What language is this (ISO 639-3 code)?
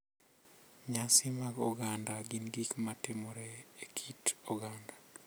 luo